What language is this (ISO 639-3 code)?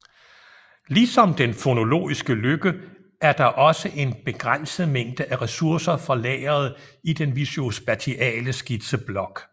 dan